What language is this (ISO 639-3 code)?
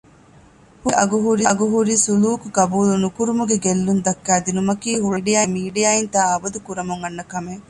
div